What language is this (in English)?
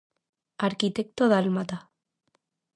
Galician